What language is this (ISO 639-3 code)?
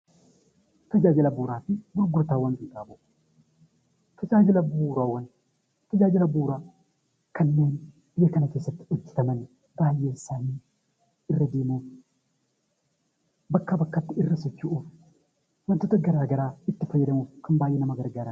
orm